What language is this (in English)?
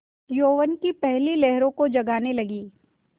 Hindi